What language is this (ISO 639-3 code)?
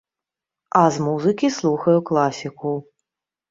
bel